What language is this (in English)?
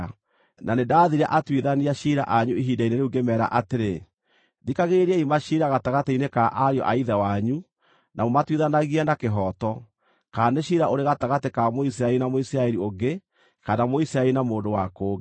Kikuyu